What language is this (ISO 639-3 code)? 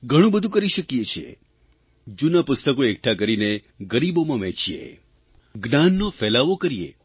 guj